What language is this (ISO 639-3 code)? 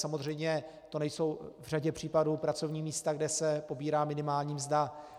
ces